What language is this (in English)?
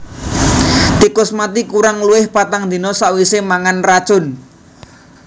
Javanese